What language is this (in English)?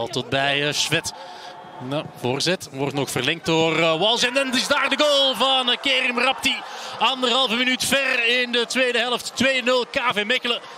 Dutch